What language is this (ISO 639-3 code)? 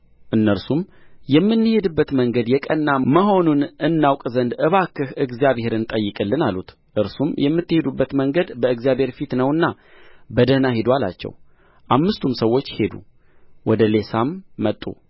amh